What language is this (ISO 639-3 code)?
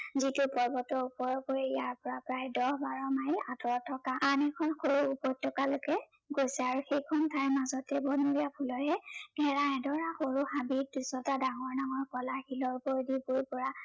asm